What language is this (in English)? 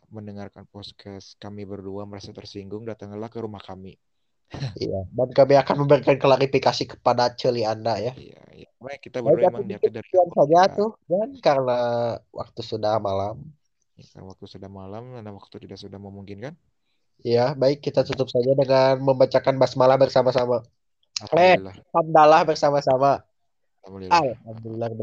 Indonesian